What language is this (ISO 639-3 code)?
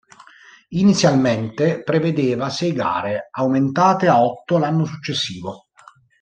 ita